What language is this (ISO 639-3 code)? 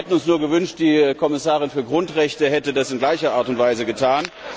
deu